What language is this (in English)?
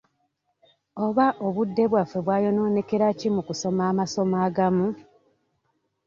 Ganda